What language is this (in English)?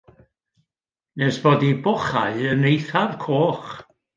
Welsh